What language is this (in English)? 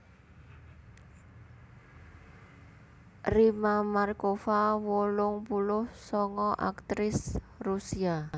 Javanese